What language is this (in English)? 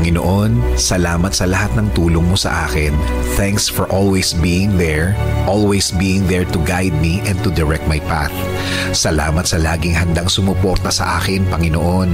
Filipino